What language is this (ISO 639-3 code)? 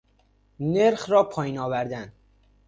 fas